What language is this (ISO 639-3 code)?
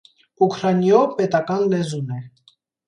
hye